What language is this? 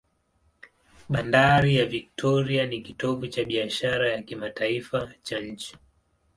Swahili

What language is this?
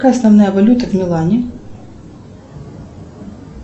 Russian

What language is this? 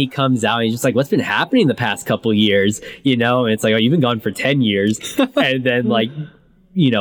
English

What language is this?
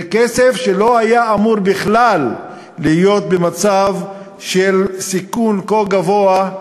Hebrew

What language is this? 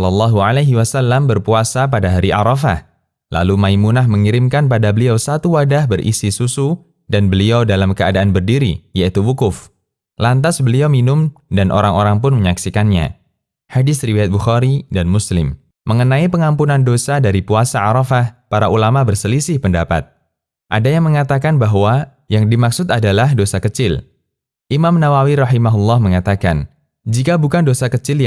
Indonesian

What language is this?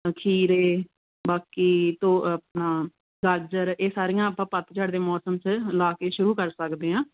Punjabi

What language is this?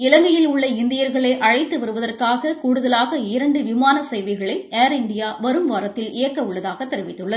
Tamil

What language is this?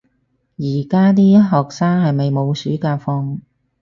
Cantonese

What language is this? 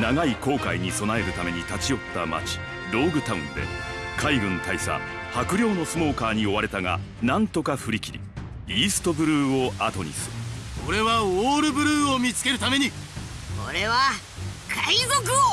Japanese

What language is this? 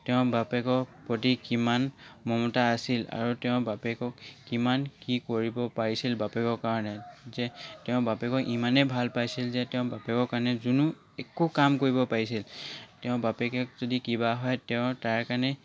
Assamese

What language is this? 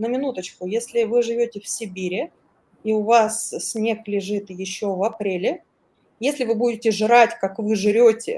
Russian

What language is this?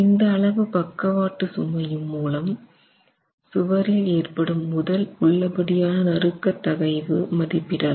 Tamil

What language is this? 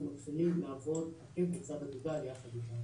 Hebrew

